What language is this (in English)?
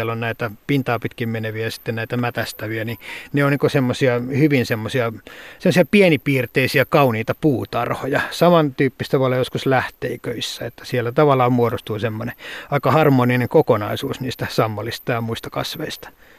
Finnish